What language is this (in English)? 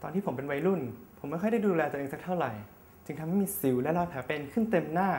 Thai